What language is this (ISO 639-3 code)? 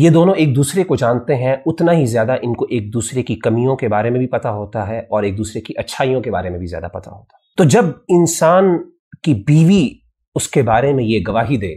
urd